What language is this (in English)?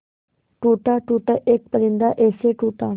Hindi